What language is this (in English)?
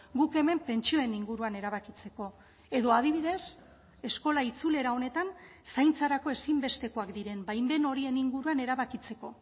Basque